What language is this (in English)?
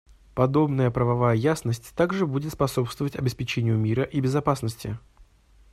Russian